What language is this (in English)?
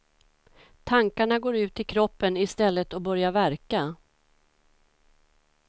Swedish